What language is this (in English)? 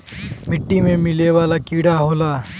Bhojpuri